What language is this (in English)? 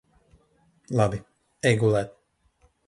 Latvian